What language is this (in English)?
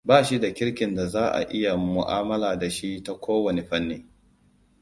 Hausa